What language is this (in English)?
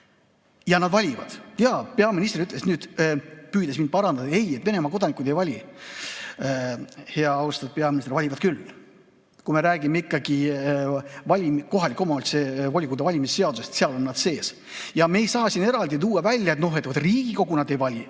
Estonian